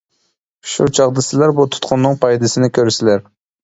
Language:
Uyghur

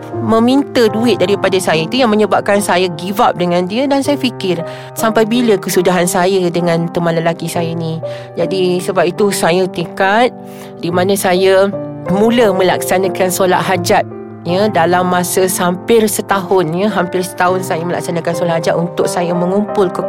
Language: Malay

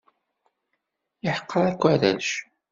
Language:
Kabyle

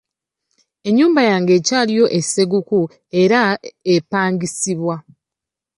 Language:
Ganda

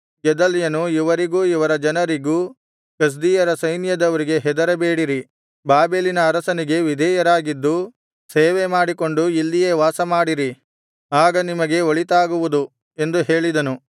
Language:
Kannada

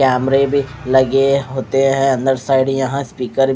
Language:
Hindi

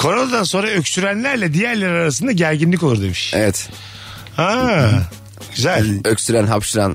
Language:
Turkish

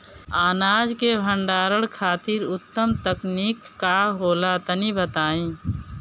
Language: Bhojpuri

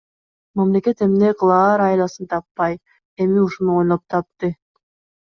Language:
Kyrgyz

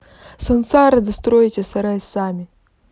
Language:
Russian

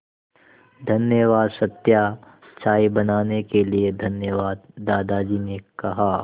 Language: Hindi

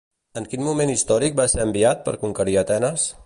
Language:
Catalan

